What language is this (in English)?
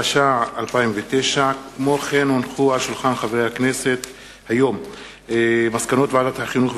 Hebrew